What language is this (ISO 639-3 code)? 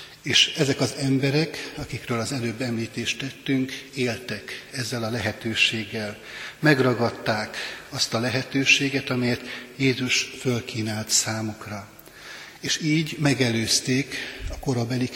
hun